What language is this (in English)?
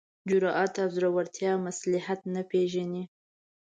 Pashto